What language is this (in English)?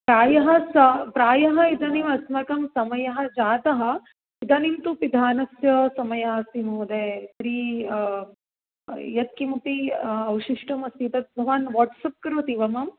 Sanskrit